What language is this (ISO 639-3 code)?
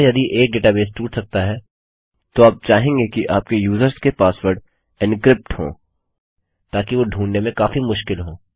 hin